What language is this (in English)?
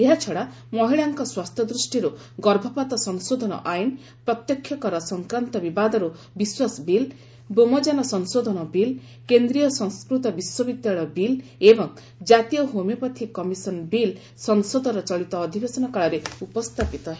Odia